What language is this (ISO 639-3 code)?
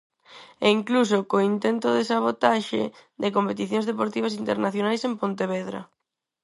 glg